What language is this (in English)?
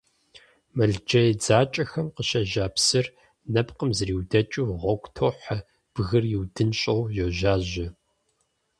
Kabardian